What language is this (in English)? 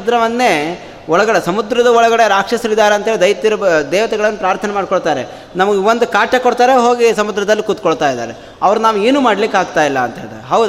Kannada